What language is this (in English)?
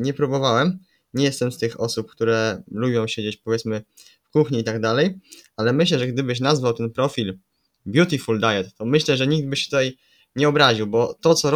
Polish